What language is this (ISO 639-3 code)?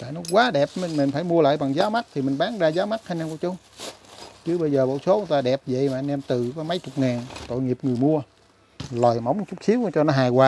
vie